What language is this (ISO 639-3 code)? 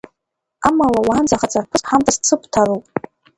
abk